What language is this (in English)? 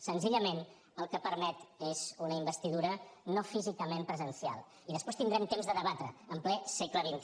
Catalan